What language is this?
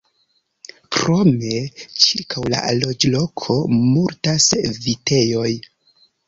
Esperanto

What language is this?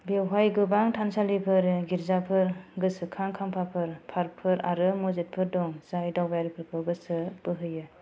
Bodo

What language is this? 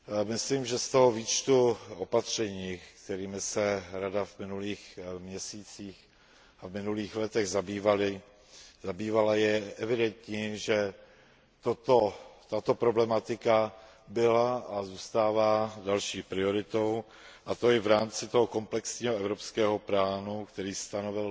Czech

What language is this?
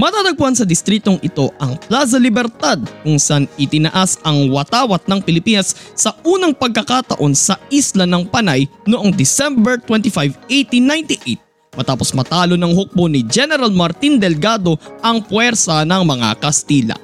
Filipino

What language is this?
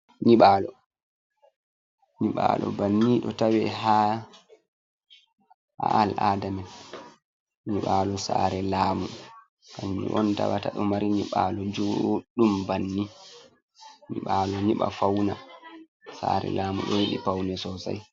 Fula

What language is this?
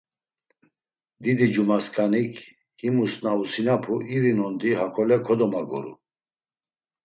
Laz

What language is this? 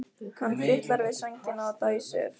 Icelandic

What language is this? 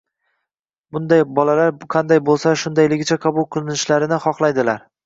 Uzbek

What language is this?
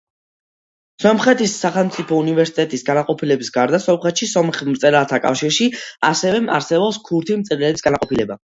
Georgian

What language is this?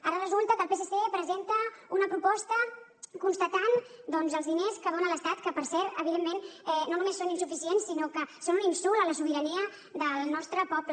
Catalan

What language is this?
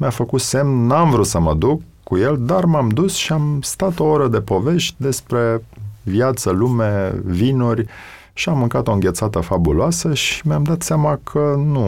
Romanian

